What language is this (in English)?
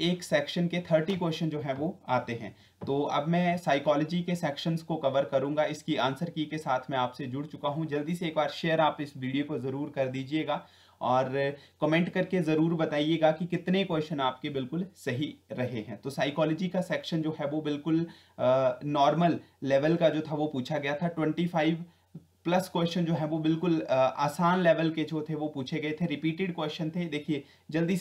Hindi